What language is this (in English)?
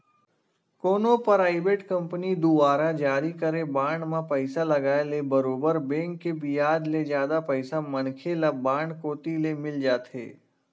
Chhattisgarhi